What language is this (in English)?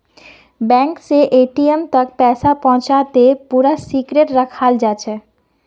Magahi